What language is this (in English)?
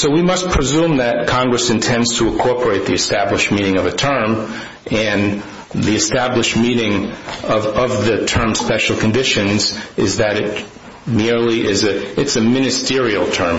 English